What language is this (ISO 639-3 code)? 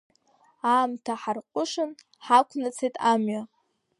abk